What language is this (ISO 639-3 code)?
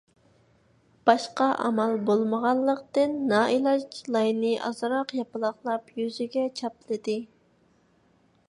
uig